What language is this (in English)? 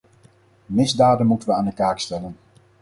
Dutch